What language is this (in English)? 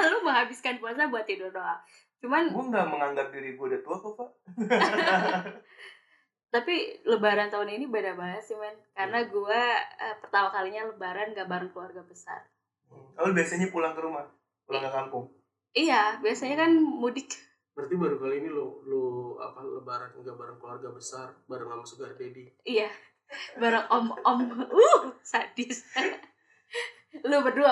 Indonesian